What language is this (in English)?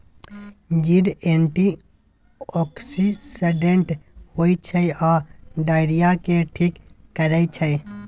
Maithili